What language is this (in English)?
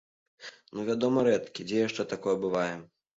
Belarusian